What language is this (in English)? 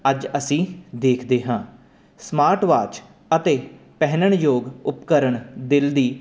Punjabi